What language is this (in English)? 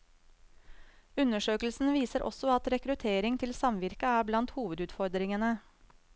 Norwegian